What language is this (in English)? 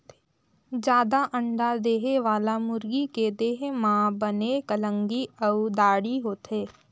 Chhattisgarhi